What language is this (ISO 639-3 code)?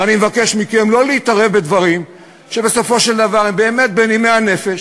heb